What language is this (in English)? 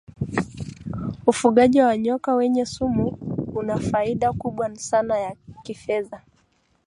Swahili